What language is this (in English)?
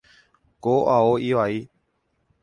Guarani